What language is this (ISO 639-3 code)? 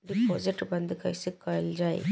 bho